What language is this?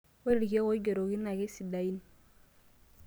Masai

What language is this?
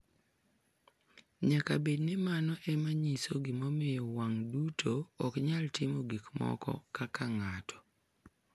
Luo (Kenya and Tanzania)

